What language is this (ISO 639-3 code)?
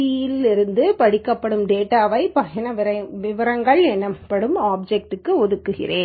tam